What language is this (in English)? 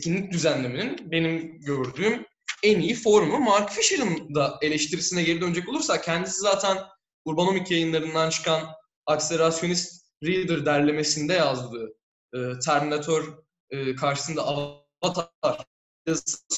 Turkish